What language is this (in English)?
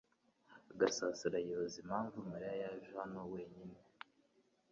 Kinyarwanda